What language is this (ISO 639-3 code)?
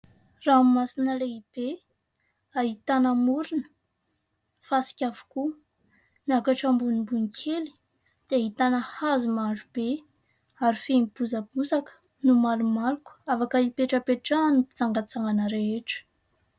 mlg